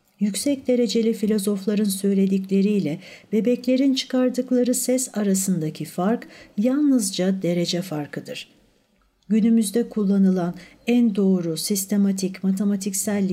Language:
Turkish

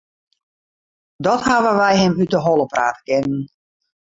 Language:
Western Frisian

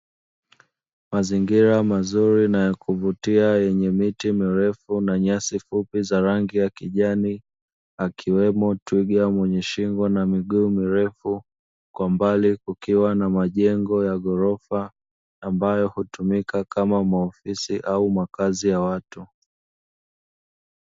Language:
Swahili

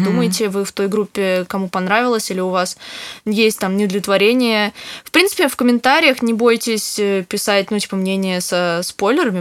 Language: Russian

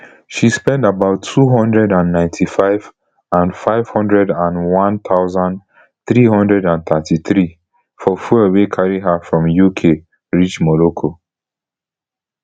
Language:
Nigerian Pidgin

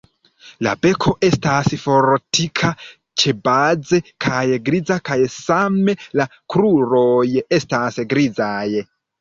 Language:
Esperanto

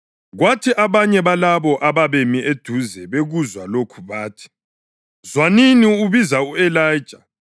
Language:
North Ndebele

